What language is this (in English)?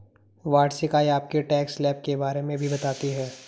Hindi